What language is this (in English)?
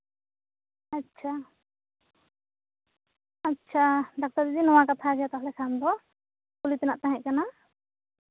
Santali